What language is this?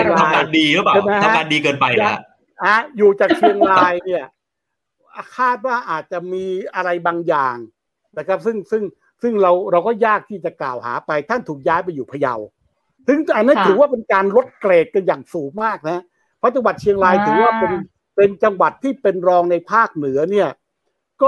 Thai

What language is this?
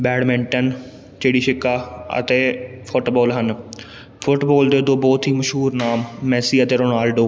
Punjabi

